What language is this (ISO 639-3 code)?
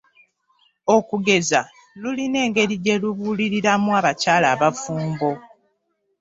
lug